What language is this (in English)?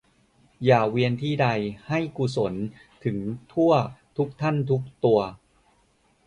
Thai